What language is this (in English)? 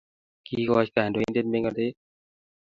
Kalenjin